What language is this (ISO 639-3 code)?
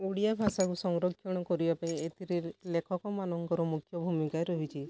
ori